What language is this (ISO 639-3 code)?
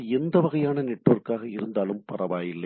tam